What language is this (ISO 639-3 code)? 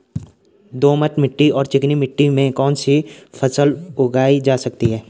hin